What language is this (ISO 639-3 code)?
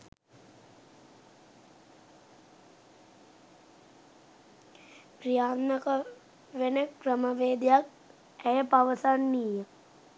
sin